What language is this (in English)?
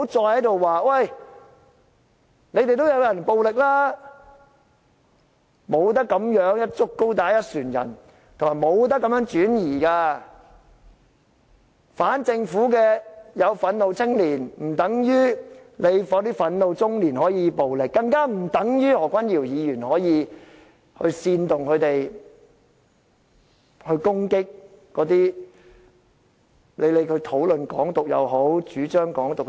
Cantonese